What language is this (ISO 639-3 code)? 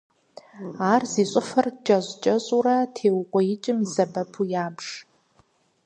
kbd